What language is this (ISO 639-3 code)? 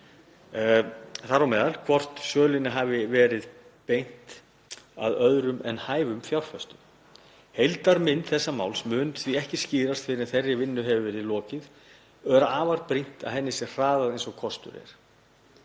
isl